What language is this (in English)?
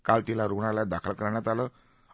Marathi